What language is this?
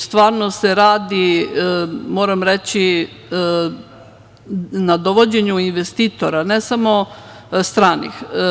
Serbian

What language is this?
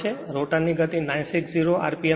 Gujarati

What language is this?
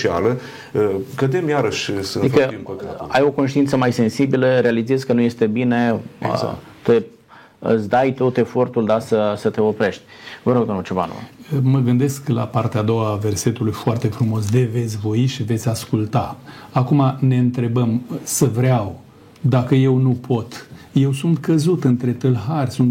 Romanian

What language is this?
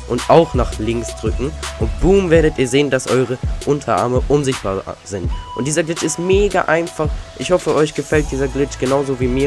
German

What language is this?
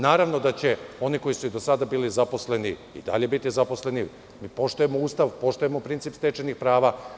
Serbian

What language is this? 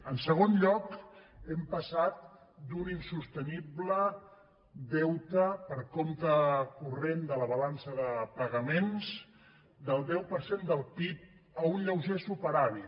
Catalan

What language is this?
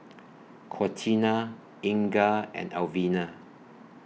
English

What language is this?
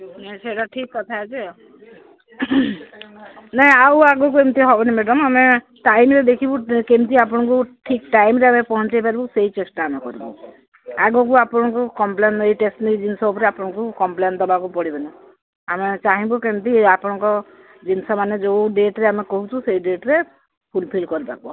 Odia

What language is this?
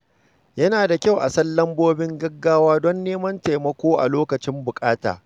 Hausa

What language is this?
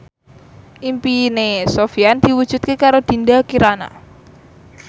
Javanese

